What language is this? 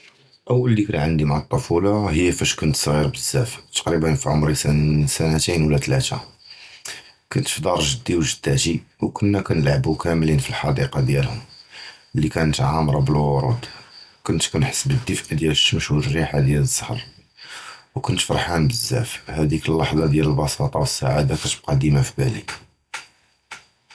Judeo-Arabic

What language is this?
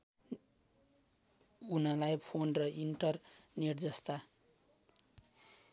Nepali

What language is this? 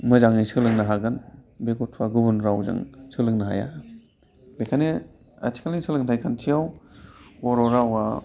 Bodo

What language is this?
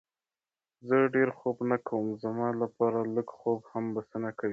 Pashto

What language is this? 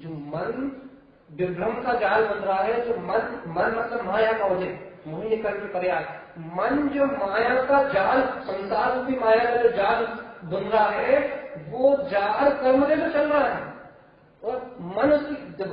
Hindi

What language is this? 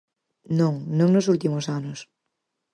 Galician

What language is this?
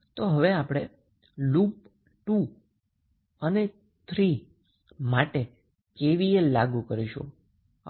Gujarati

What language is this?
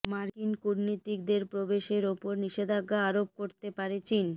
Bangla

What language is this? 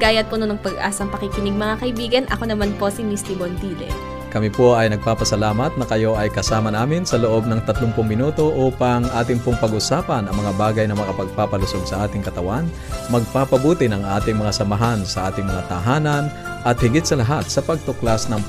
Filipino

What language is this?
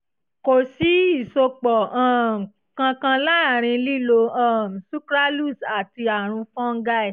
Yoruba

